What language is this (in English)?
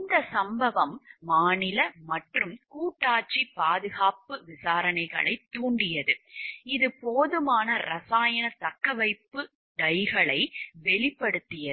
Tamil